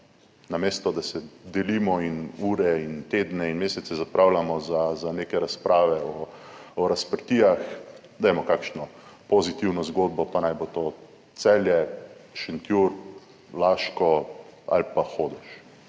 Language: Slovenian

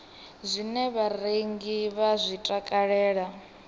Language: Venda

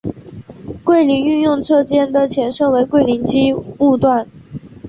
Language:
Chinese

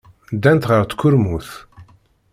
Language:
Kabyle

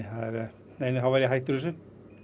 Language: Icelandic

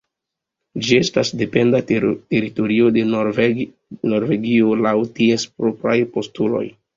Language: Esperanto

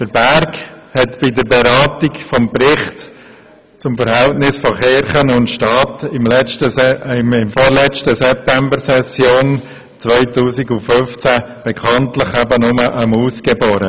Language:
Swiss German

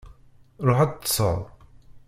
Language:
Kabyle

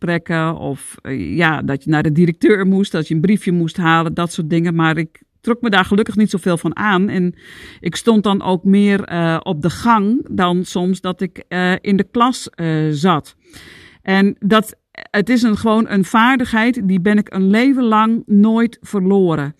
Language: Dutch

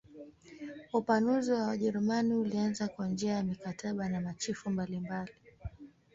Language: Swahili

